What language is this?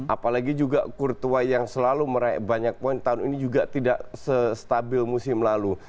Indonesian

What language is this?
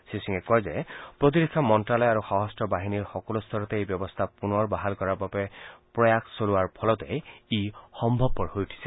Assamese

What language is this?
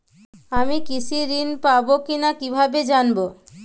Bangla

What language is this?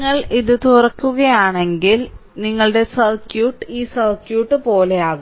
Malayalam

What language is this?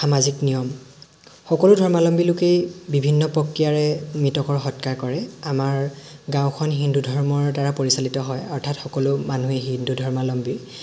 Assamese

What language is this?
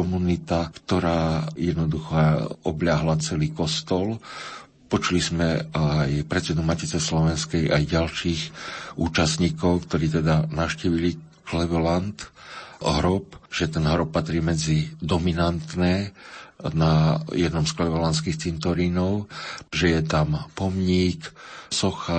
Slovak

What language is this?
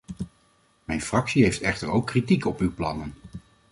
Dutch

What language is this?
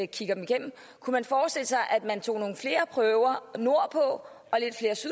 Danish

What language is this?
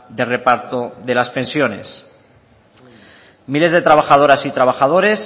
Spanish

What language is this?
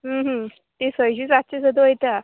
Konkani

